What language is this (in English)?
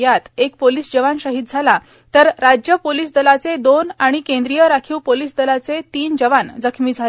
Marathi